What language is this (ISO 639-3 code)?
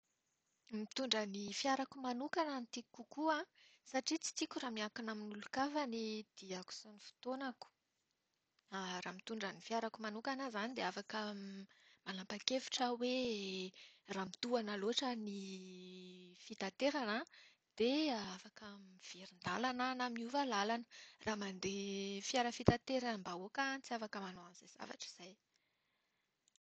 mlg